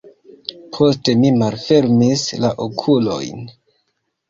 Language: Esperanto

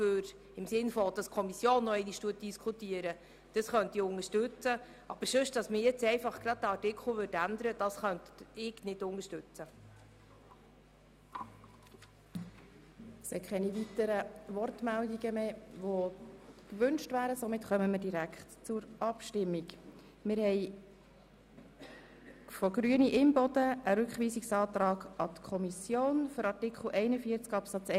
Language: Swiss German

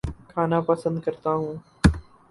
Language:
Urdu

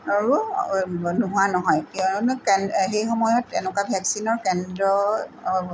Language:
Assamese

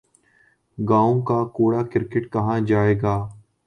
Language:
Urdu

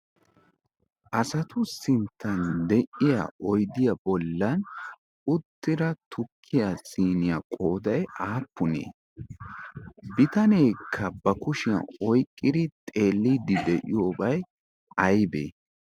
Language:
Wolaytta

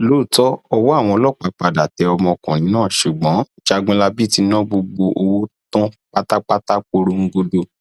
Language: Yoruba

